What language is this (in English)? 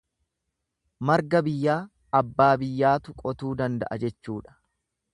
Oromo